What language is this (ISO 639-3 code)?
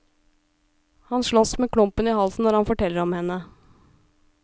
nor